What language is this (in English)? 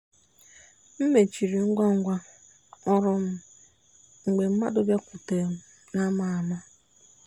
Igbo